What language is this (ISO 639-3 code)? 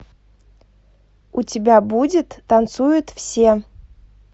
rus